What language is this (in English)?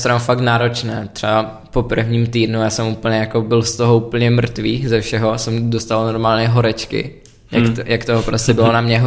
Czech